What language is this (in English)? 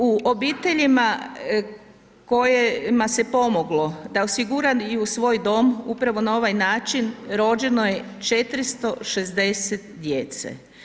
Croatian